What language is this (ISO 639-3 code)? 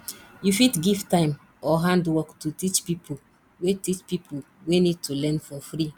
pcm